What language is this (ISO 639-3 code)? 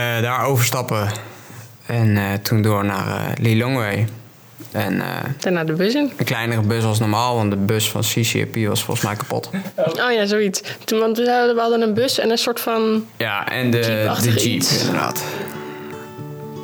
nld